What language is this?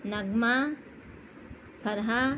Urdu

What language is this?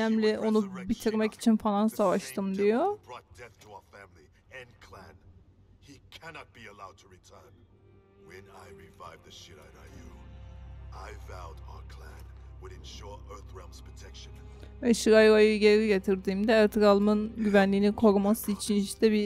Turkish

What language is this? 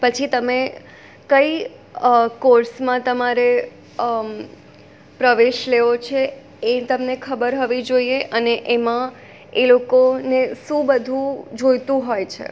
Gujarati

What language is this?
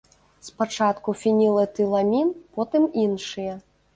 Belarusian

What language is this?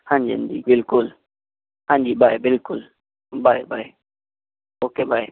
Punjabi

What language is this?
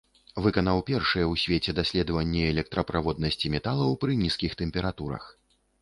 Belarusian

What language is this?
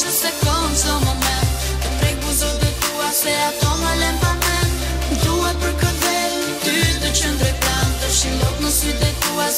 Romanian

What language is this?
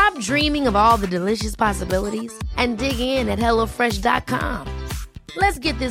Swedish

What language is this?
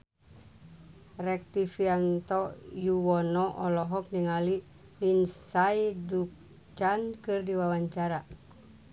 Sundanese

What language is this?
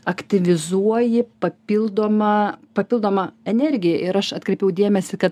Lithuanian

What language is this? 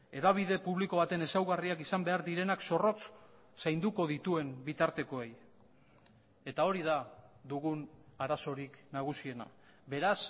Basque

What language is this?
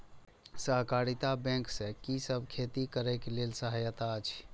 Maithili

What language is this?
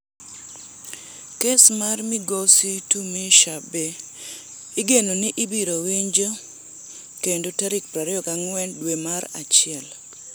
Luo (Kenya and Tanzania)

